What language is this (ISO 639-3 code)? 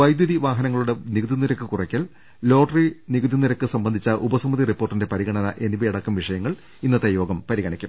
mal